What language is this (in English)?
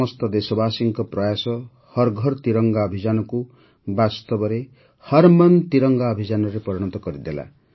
Odia